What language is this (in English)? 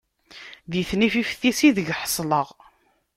Kabyle